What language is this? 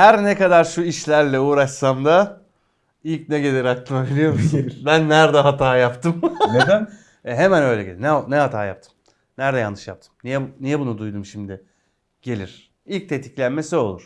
Turkish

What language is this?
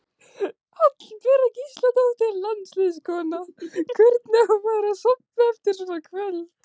Icelandic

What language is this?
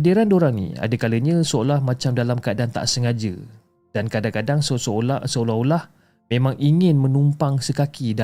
Malay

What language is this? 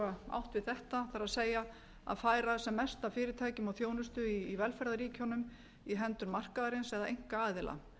Icelandic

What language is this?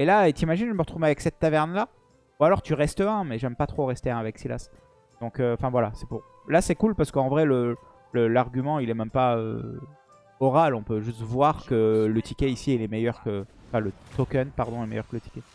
French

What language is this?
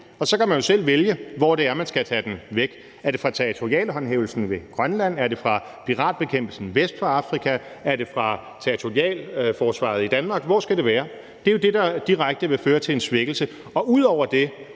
Danish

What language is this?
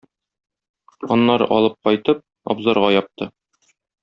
Tatar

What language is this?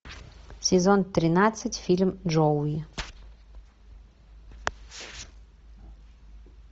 Russian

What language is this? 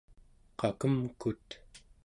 Central Yupik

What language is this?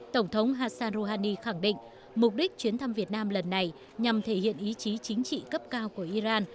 Vietnamese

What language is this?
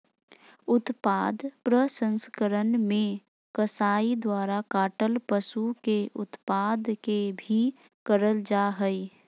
Magahi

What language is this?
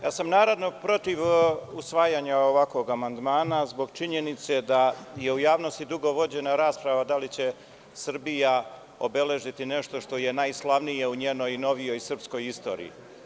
Serbian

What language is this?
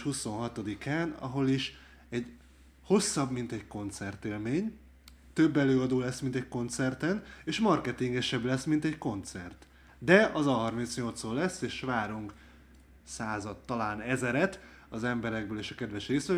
Hungarian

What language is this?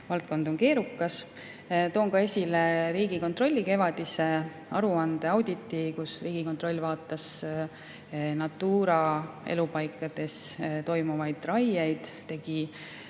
Estonian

